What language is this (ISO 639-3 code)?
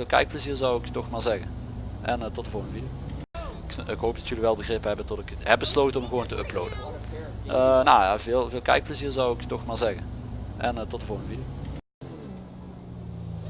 nld